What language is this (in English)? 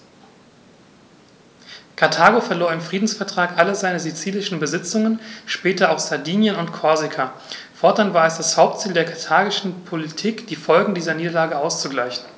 German